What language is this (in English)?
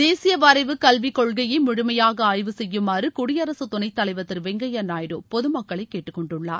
Tamil